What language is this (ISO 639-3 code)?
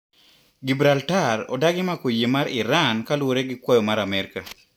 luo